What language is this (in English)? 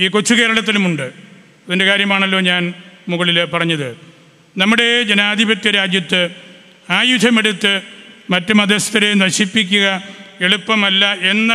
Malayalam